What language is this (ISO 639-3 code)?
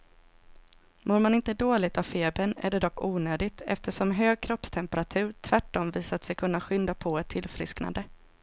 swe